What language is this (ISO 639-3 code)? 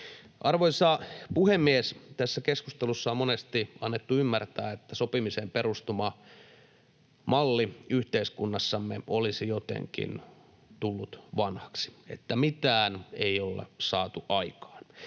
fin